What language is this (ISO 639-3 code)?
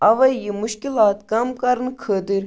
kas